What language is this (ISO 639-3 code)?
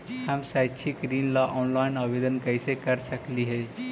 mag